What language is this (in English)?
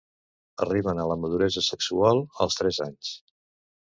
Catalan